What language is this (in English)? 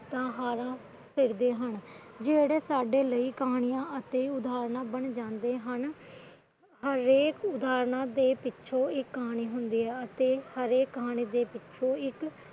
Punjabi